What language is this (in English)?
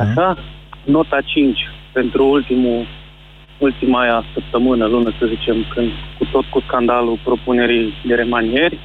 Romanian